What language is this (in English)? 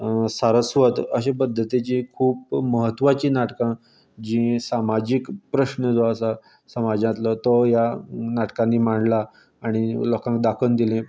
Konkani